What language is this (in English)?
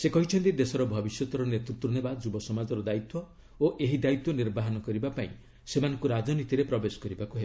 Odia